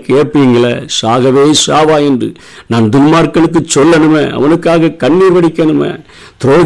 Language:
Tamil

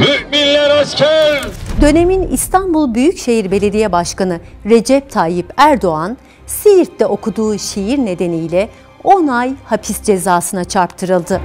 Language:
Turkish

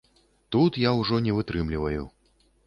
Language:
Belarusian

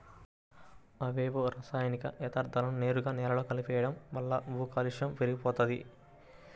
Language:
Telugu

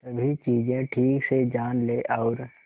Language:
Hindi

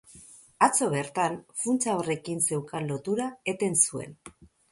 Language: Basque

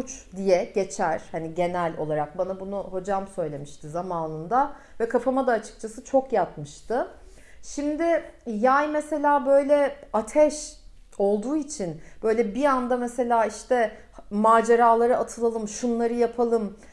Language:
Turkish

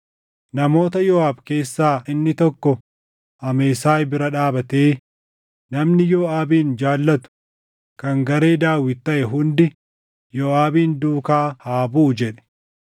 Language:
Oromo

